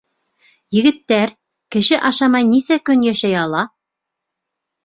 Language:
Bashkir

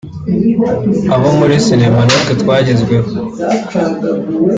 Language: Kinyarwanda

